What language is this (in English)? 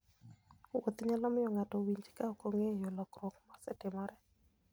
Luo (Kenya and Tanzania)